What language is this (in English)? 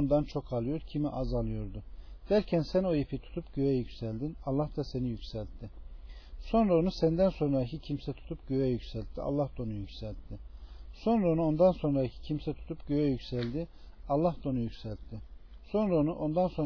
Turkish